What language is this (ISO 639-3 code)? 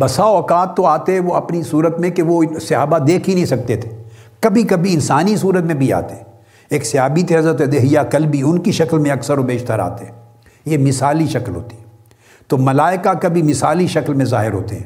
urd